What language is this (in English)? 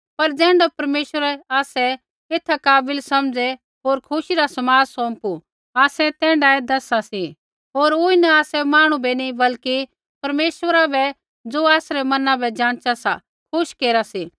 Kullu Pahari